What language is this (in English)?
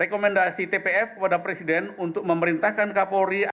Indonesian